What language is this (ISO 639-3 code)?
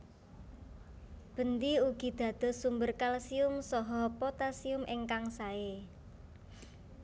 jav